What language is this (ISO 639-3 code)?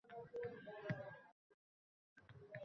uzb